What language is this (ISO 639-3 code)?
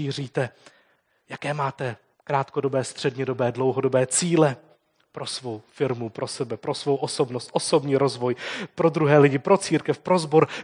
ces